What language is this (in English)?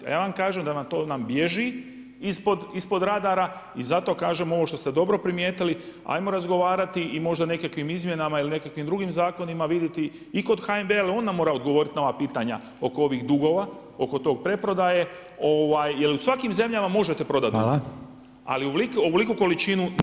Croatian